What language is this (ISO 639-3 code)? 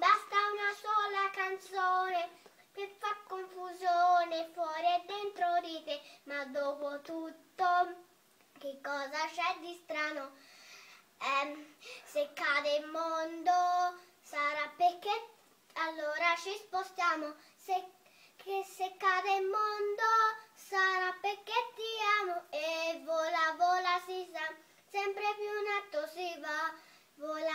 ita